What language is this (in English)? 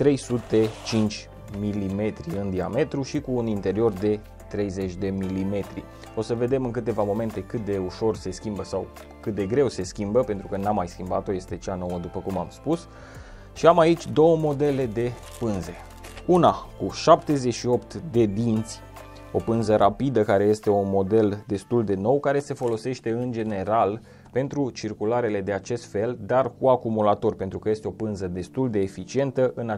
Romanian